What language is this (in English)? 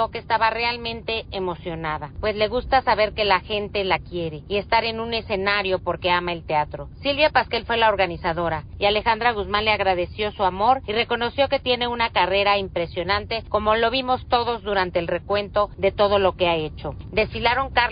Spanish